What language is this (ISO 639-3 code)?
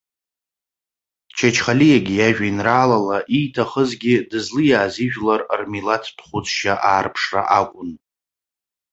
abk